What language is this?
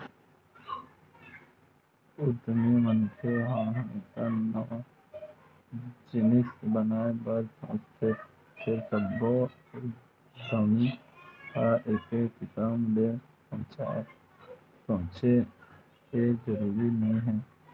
Chhattisgarhi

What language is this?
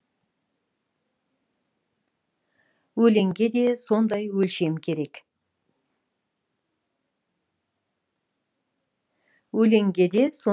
Kazakh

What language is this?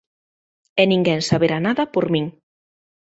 Galician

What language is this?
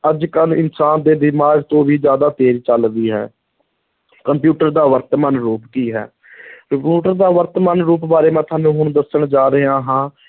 Punjabi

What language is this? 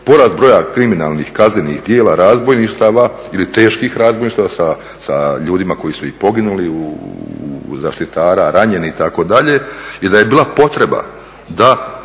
Croatian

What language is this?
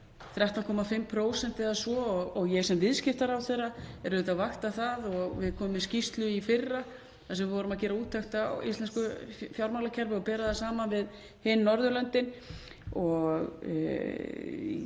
Icelandic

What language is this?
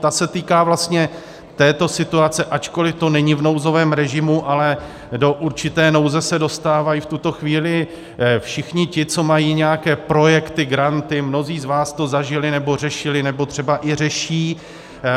Czech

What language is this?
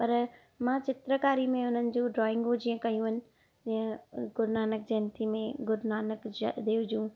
Sindhi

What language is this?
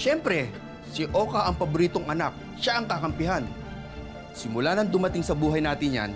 Filipino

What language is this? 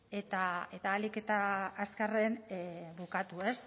Basque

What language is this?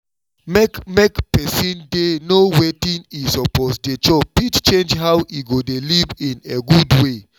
Nigerian Pidgin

